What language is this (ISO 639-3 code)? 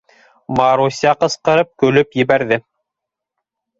bak